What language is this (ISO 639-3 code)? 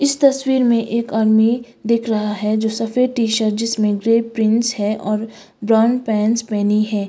hin